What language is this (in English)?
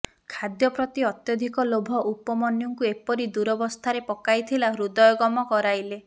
Odia